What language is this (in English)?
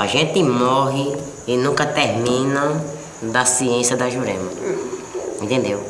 Portuguese